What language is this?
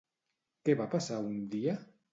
Catalan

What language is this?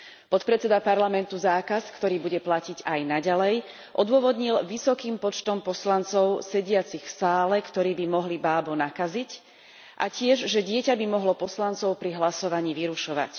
Slovak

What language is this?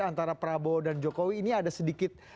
Indonesian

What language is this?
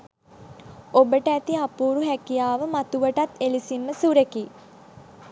Sinhala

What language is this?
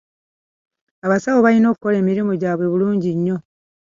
Ganda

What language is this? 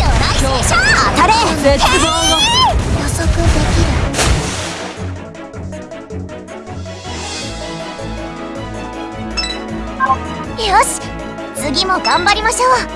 Japanese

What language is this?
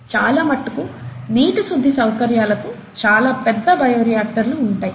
Telugu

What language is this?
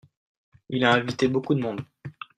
French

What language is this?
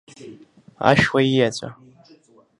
Abkhazian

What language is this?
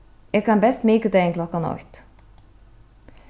Faroese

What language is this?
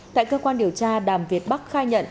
Vietnamese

